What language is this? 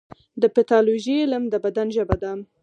Pashto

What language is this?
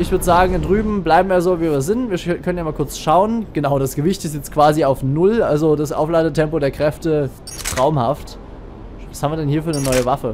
German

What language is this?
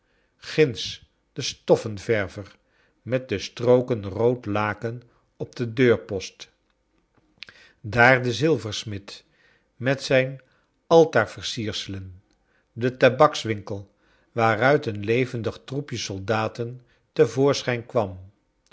Dutch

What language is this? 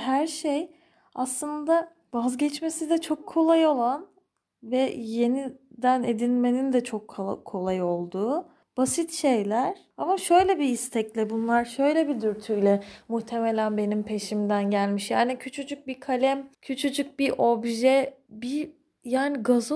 Turkish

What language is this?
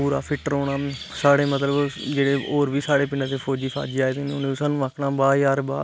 Dogri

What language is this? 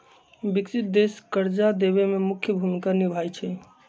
Magahi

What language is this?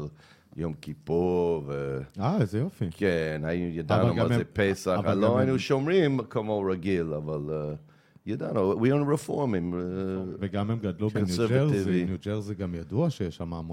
Hebrew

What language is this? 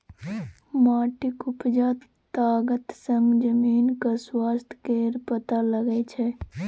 Maithili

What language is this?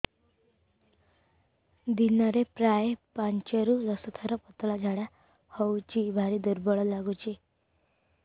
Odia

